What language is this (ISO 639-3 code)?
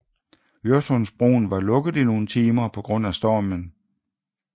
dan